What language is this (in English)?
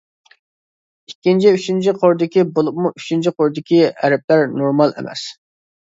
Uyghur